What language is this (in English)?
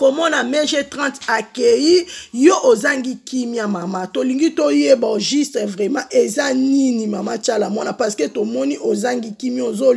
French